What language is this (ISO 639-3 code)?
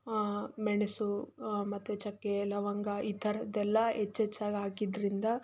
kan